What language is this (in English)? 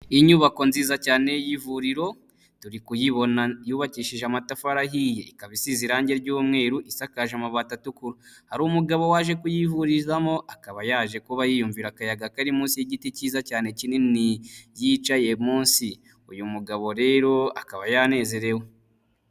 Kinyarwanda